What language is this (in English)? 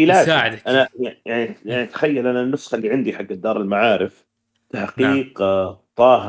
Arabic